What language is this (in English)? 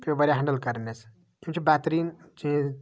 Kashmiri